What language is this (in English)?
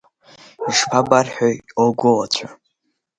Abkhazian